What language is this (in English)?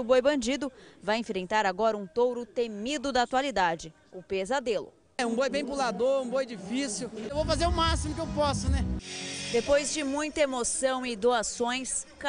Portuguese